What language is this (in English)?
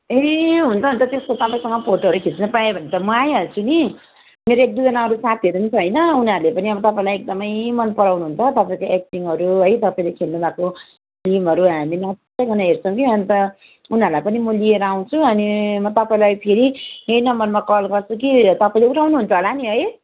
Nepali